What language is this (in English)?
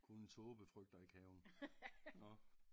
Danish